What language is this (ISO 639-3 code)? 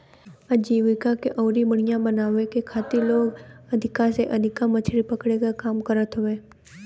bho